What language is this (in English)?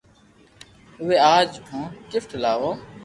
Loarki